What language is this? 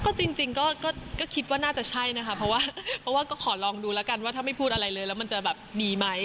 Thai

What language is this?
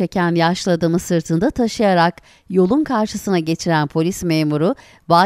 Turkish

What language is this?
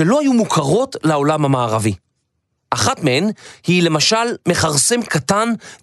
Hebrew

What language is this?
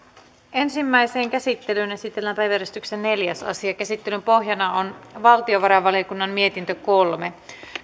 Finnish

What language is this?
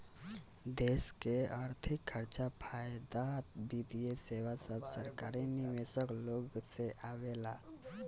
Bhojpuri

